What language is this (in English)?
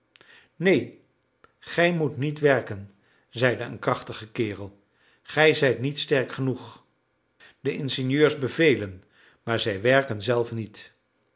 Dutch